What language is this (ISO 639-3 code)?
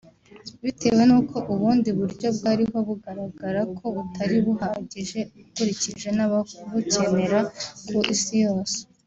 kin